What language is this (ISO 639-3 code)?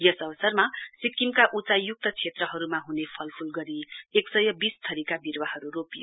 nep